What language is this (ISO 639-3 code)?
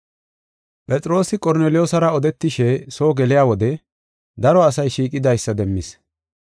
gof